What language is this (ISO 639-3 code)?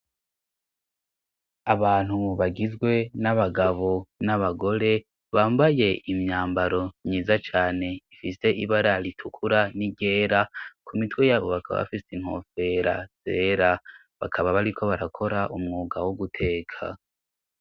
run